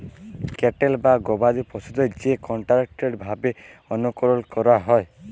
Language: Bangla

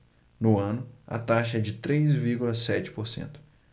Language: Portuguese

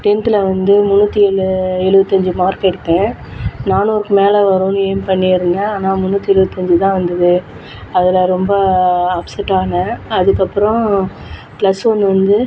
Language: Tamil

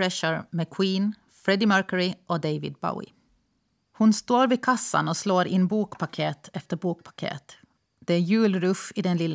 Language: Swedish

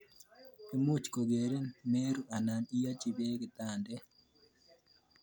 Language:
Kalenjin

